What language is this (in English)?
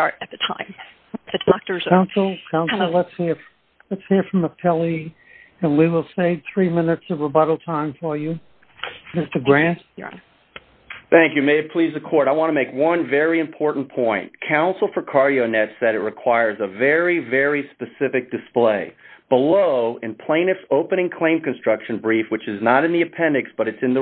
English